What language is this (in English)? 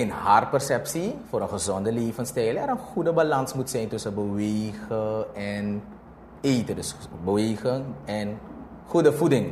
Dutch